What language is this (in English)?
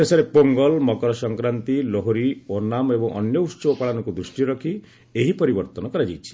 Odia